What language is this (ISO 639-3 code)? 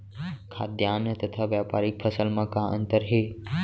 hne